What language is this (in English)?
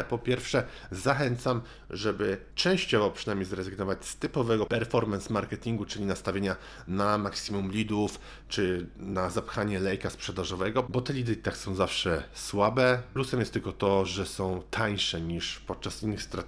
Polish